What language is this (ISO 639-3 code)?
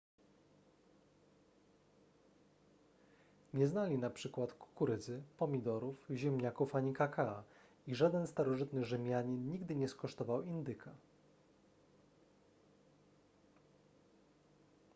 pol